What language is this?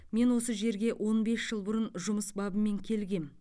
Kazakh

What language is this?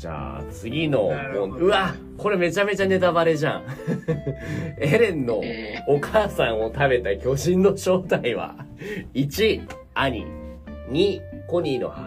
Japanese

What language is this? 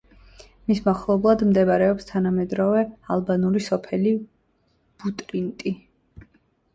Georgian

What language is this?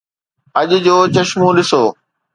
Sindhi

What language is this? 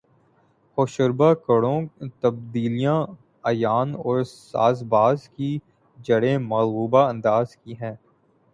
Urdu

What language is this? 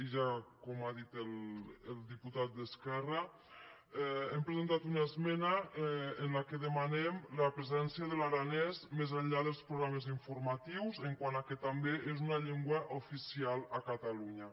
Catalan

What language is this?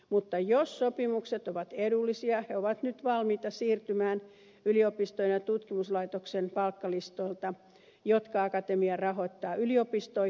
Finnish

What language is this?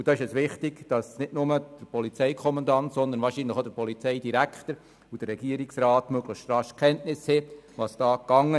Swiss German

